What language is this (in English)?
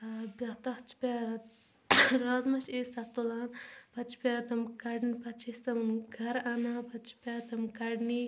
Kashmiri